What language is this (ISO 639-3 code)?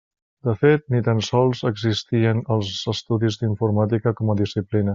cat